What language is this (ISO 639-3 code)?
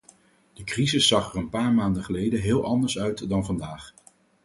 nld